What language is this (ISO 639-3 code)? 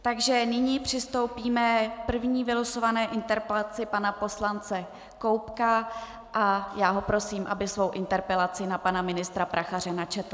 ces